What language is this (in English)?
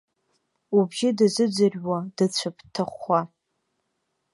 Abkhazian